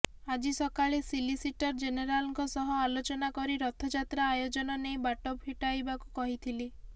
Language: Odia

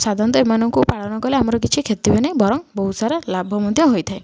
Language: Odia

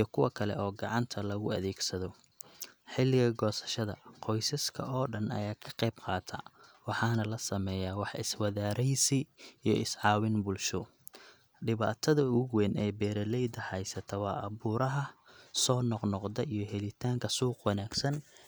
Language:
Somali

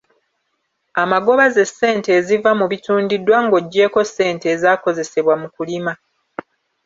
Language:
Ganda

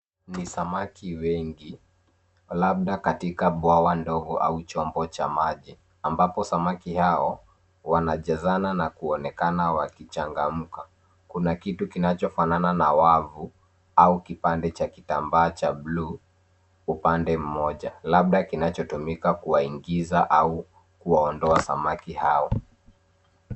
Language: Swahili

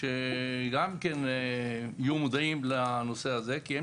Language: Hebrew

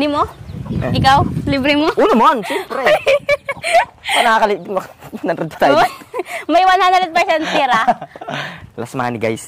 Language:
Filipino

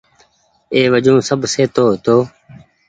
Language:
Goaria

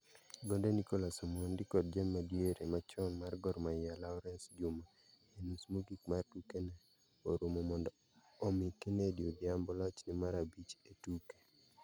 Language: Luo (Kenya and Tanzania)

